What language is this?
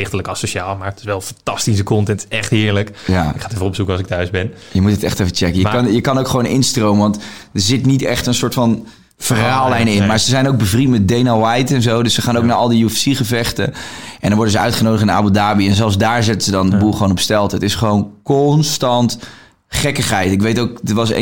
Dutch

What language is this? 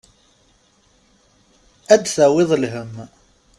Kabyle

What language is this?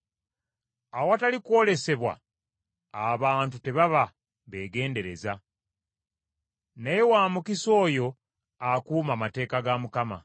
Ganda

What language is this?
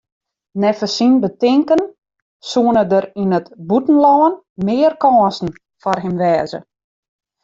Western Frisian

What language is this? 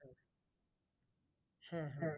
Bangla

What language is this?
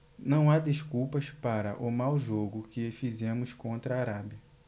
Portuguese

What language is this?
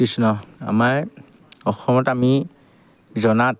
Assamese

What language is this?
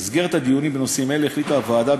Hebrew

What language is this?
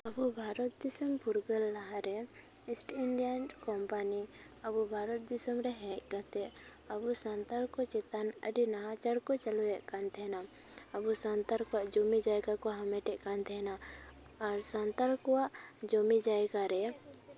Santali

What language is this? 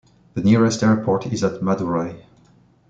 English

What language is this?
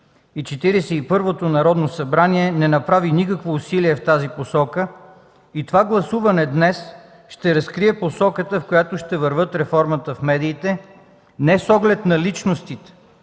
Bulgarian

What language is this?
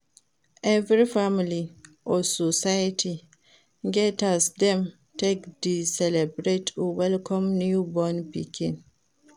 Nigerian Pidgin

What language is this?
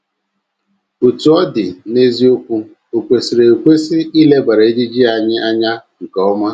Igbo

